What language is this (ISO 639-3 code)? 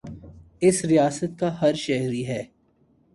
urd